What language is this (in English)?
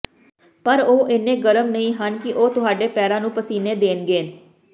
Punjabi